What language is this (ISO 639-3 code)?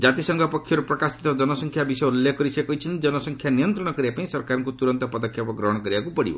ori